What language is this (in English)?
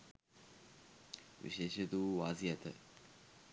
Sinhala